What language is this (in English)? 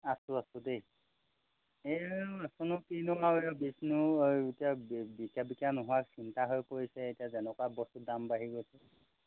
Assamese